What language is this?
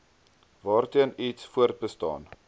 Afrikaans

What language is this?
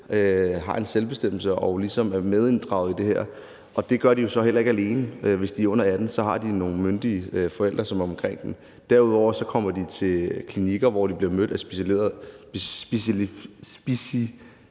Danish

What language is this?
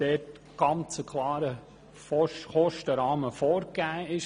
Swiss German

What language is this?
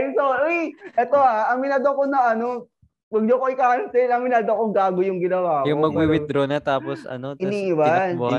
Filipino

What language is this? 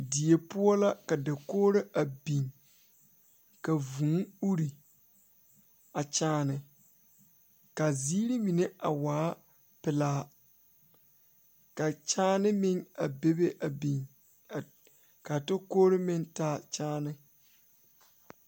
Southern Dagaare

